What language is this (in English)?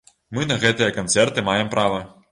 Belarusian